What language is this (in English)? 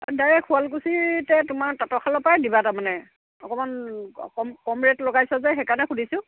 Assamese